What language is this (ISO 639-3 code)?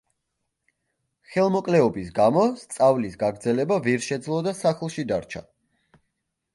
kat